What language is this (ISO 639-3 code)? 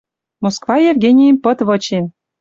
mrj